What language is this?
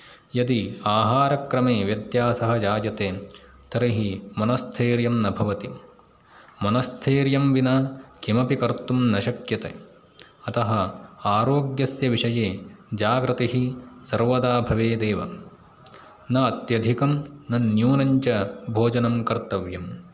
Sanskrit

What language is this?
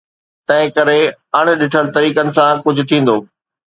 Sindhi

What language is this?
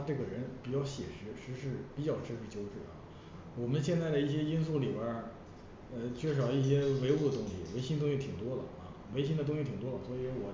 Chinese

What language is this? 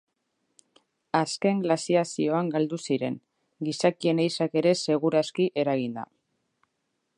Basque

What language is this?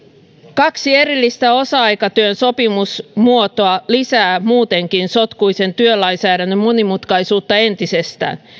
Finnish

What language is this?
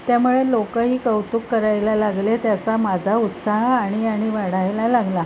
Marathi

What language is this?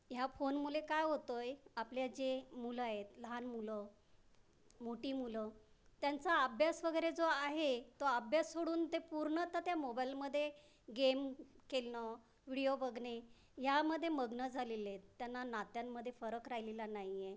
Marathi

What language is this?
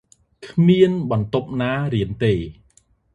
Khmer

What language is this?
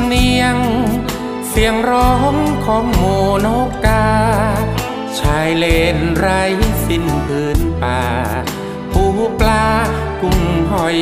Thai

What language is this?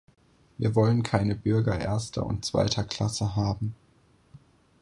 German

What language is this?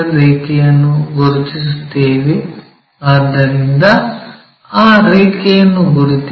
Kannada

